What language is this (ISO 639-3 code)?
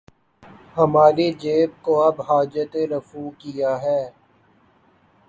urd